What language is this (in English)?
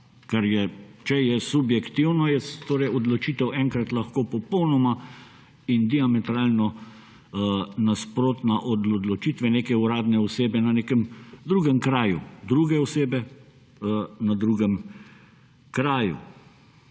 Slovenian